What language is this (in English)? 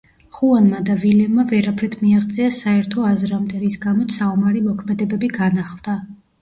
Georgian